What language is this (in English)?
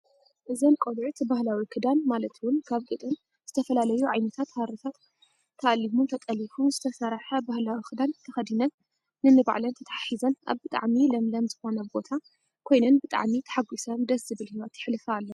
Tigrinya